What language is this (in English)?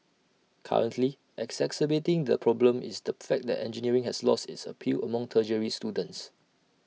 English